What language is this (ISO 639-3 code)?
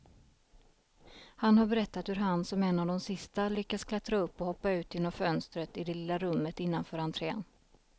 swe